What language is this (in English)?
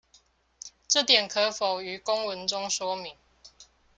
Chinese